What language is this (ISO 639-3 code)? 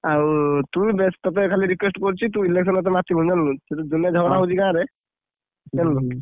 ori